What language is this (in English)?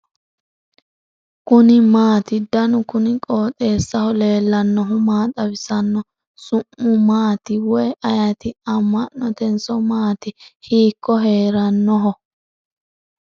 Sidamo